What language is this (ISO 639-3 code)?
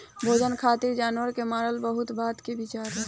bho